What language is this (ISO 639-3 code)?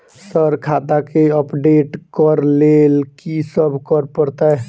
mai